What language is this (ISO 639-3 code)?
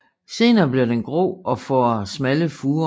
dan